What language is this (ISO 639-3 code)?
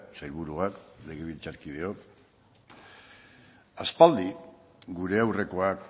eus